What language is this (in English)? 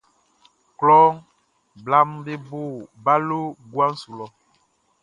Baoulé